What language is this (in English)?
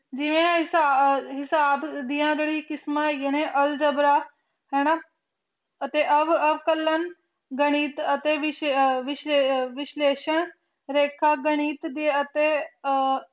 Punjabi